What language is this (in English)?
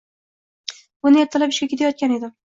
Uzbek